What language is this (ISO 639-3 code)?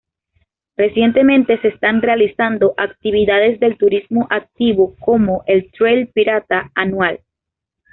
spa